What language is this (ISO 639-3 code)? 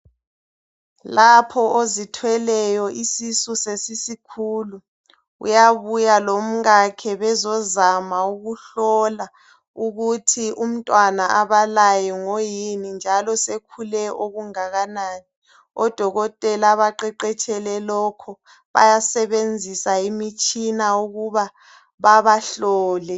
nde